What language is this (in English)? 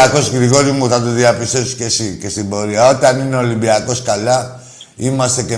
Greek